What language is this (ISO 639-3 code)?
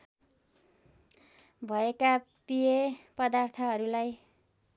nep